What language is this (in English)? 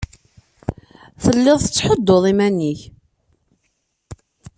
Kabyle